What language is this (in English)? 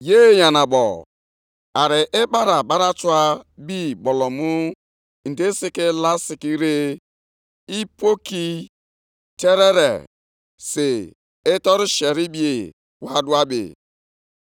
Igbo